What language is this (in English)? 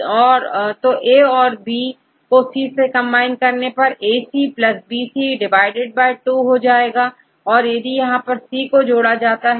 Hindi